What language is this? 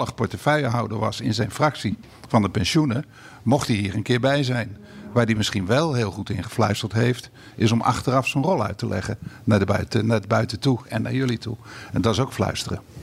Dutch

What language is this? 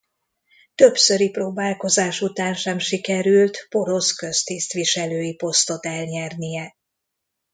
Hungarian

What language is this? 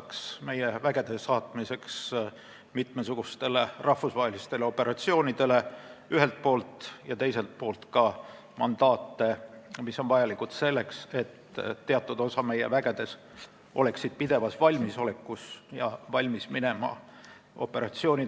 Estonian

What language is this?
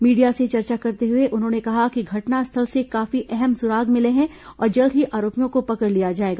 Hindi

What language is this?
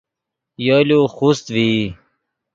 Yidgha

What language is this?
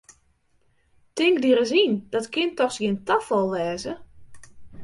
Western Frisian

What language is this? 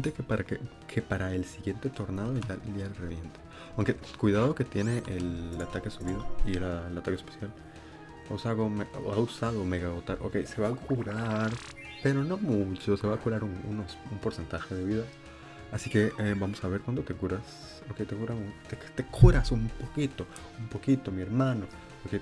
Spanish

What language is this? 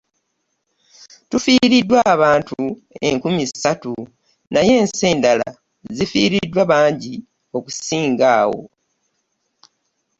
Ganda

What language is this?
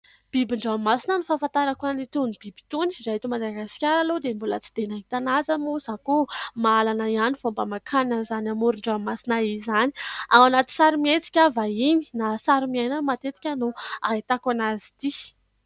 Malagasy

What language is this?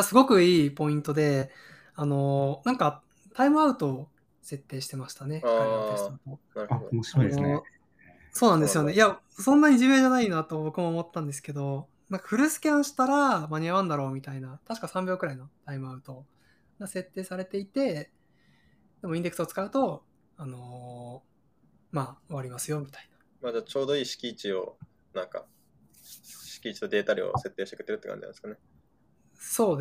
Japanese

